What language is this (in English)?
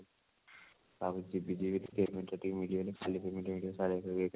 Odia